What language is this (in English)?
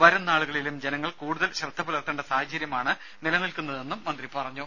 Malayalam